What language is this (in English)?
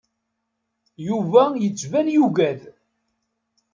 Kabyle